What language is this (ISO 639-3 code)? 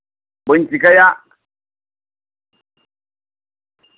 sat